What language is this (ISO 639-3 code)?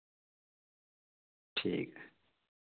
doi